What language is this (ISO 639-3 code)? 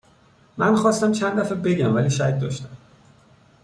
fas